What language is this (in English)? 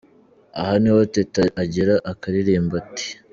Kinyarwanda